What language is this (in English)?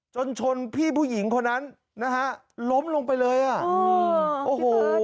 Thai